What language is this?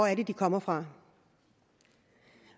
Danish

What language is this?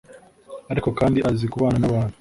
Kinyarwanda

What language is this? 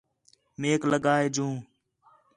Khetrani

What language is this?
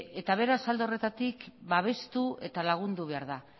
Basque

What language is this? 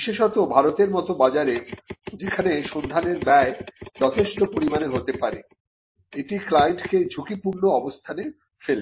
Bangla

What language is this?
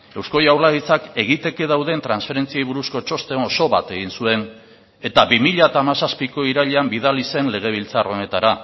Basque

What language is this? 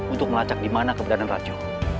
Indonesian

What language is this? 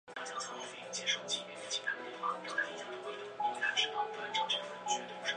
Chinese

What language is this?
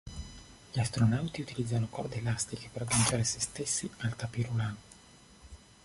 Italian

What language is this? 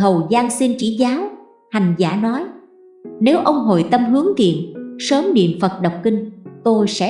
Vietnamese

